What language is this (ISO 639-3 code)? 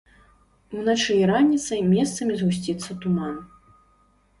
bel